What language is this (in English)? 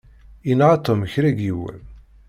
Kabyle